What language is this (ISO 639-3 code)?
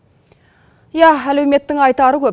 kaz